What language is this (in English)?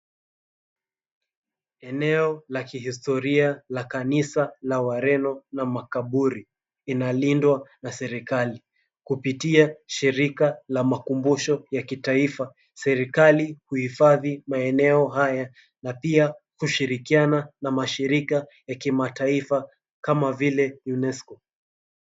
Swahili